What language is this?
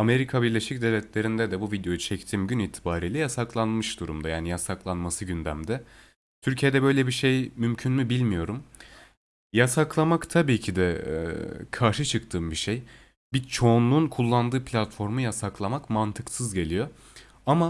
Turkish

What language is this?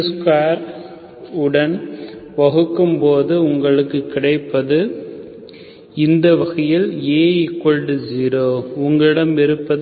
Tamil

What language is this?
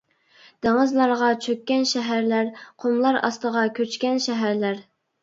Uyghur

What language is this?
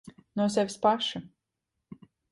Latvian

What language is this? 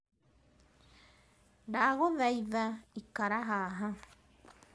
Kikuyu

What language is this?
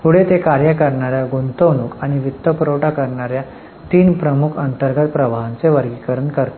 Marathi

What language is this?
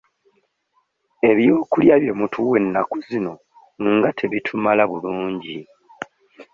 Ganda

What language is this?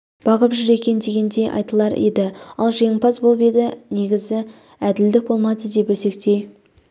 Kazakh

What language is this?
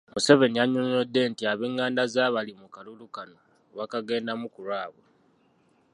Ganda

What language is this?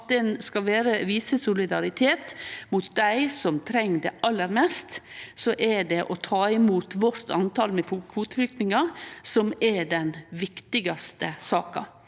Norwegian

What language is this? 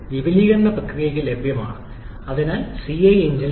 Malayalam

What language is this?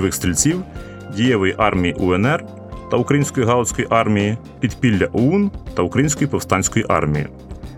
Ukrainian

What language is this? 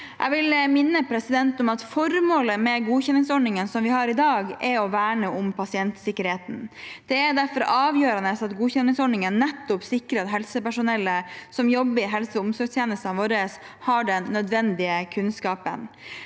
Norwegian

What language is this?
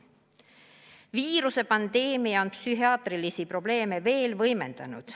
Estonian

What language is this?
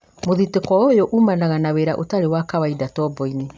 Kikuyu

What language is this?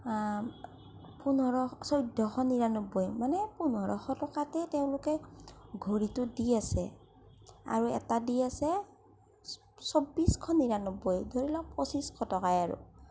Assamese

